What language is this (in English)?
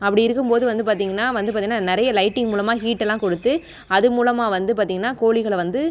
Tamil